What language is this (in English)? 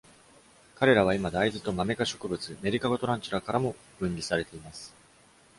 Japanese